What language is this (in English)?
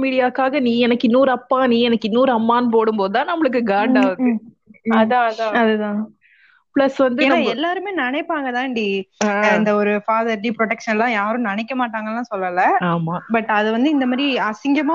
Tamil